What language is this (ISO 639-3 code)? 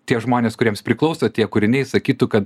lit